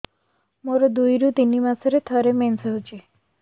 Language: Odia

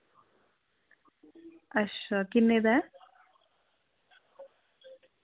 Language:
Dogri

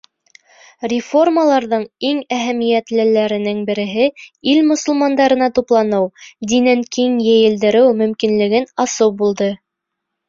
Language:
Bashkir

